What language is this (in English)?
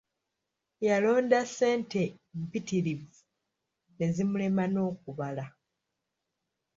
Ganda